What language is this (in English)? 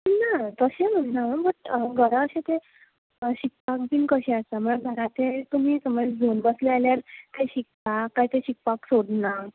Konkani